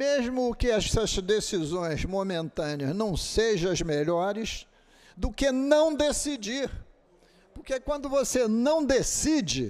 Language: Portuguese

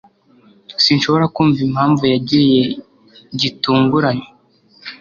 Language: Kinyarwanda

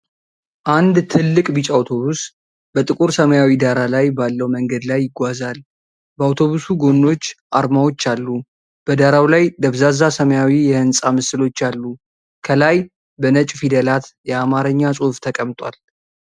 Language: Amharic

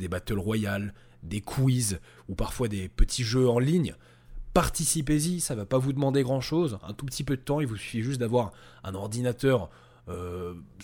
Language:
French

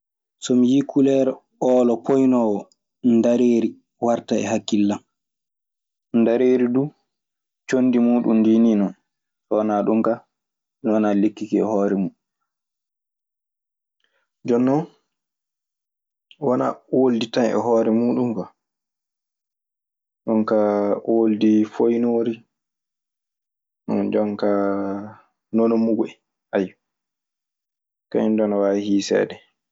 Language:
Maasina Fulfulde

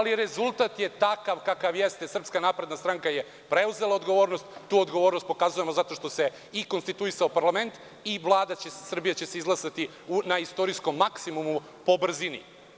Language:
Serbian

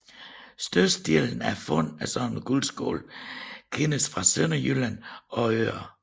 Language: Danish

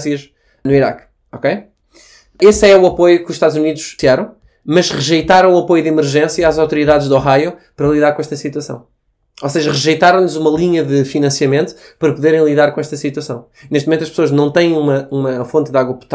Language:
Portuguese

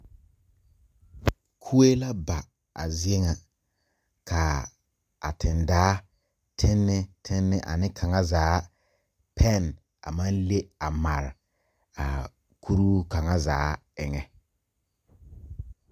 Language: Southern Dagaare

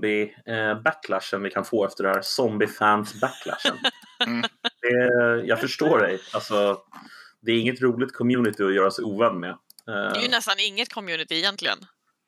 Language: Swedish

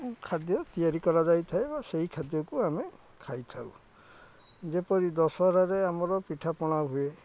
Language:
Odia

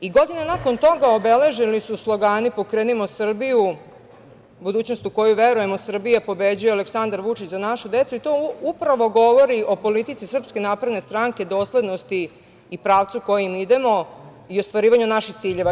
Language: Serbian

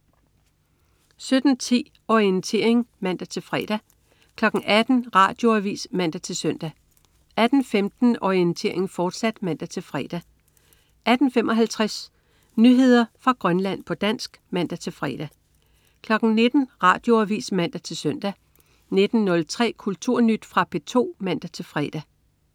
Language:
Danish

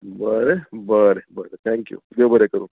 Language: Konkani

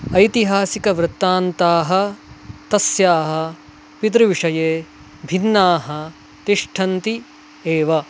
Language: Sanskrit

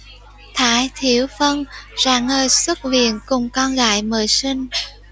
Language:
Vietnamese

